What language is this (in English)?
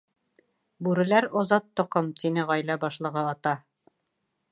Bashkir